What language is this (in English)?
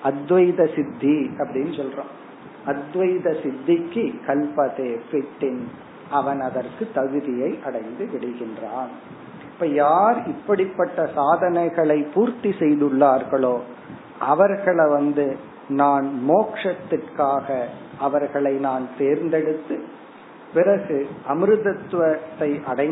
Tamil